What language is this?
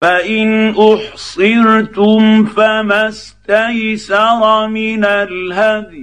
Arabic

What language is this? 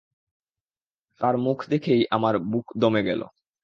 Bangla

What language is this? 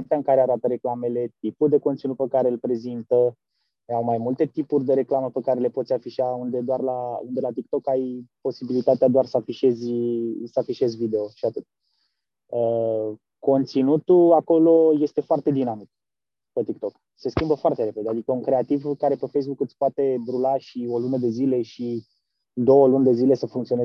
Romanian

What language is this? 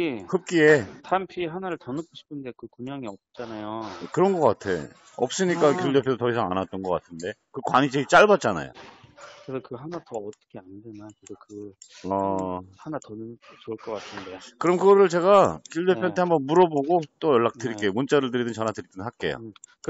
Korean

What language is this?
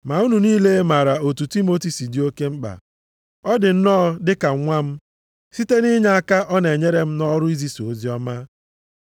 Igbo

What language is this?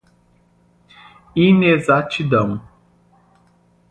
Portuguese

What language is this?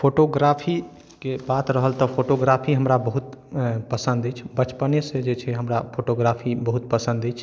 Maithili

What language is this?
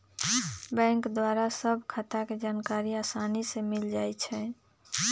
Magahi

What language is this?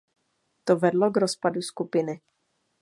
Czech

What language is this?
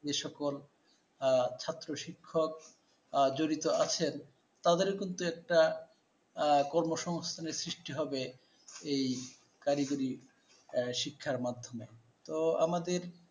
Bangla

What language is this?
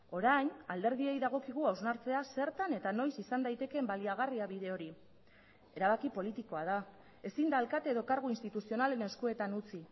Basque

